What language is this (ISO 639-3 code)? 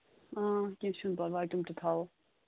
kas